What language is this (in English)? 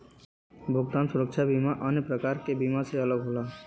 Bhojpuri